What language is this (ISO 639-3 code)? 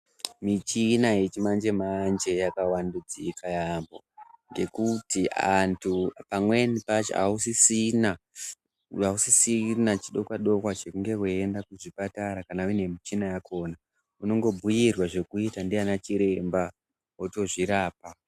ndc